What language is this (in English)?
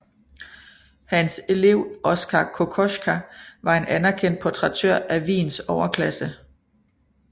Danish